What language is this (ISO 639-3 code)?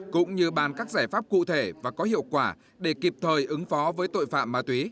vie